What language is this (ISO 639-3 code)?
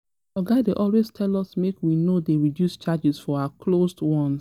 pcm